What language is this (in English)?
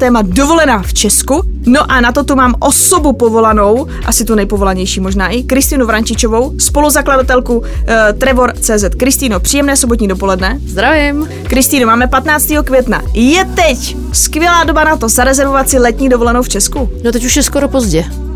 Czech